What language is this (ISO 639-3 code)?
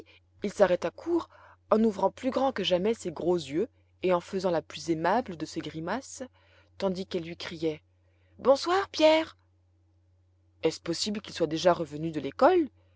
fra